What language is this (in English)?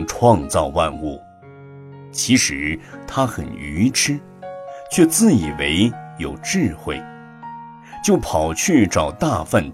Chinese